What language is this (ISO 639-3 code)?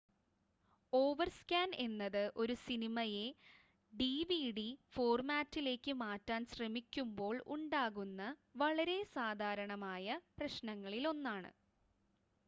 mal